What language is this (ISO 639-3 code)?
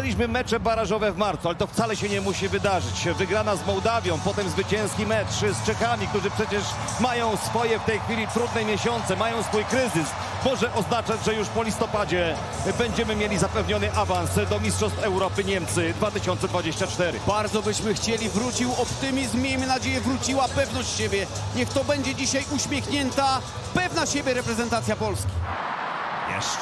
pol